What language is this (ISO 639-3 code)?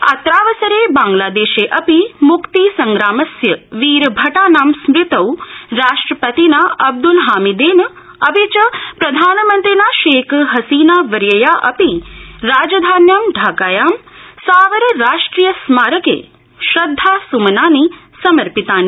san